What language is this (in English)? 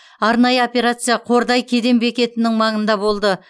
Kazakh